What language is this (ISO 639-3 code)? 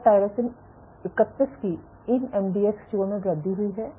hin